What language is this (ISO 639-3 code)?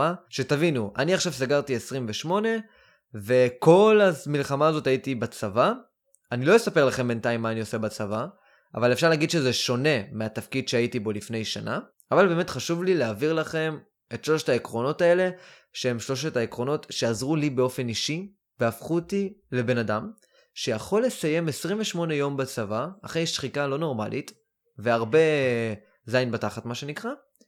heb